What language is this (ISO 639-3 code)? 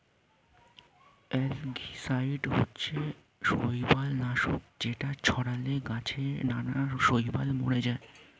ben